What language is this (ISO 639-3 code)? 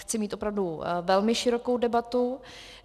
ces